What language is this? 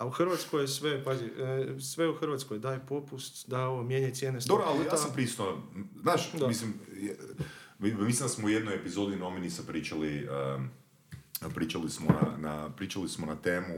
Croatian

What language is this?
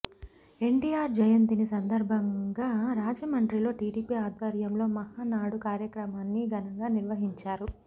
Telugu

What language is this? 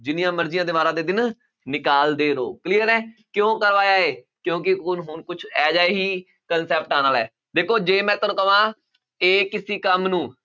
Punjabi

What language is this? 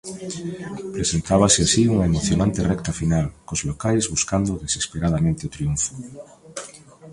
Galician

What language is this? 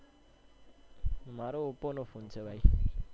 Gujarati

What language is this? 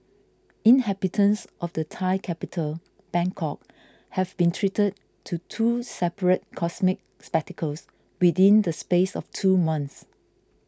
English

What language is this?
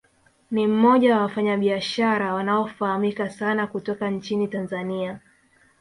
Swahili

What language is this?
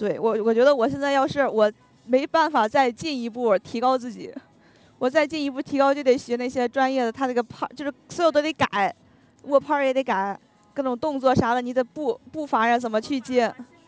Chinese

